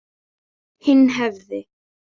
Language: Icelandic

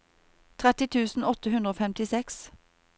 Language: Norwegian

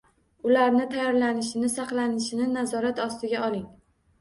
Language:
Uzbek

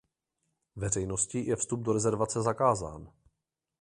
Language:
Czech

